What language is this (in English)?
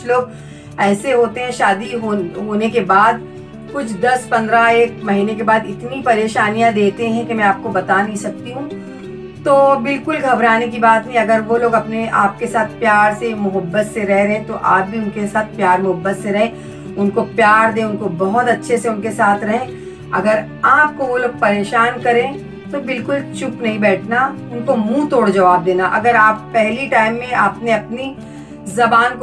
Hindi